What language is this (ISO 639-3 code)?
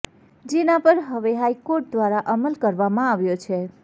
guj